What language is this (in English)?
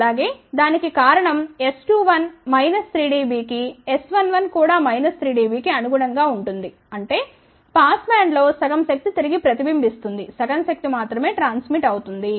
Telugu